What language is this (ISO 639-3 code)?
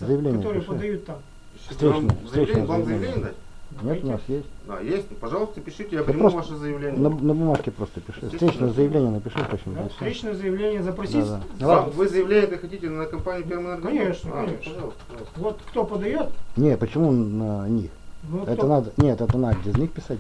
rus